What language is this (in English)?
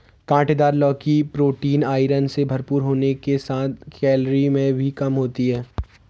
Hindi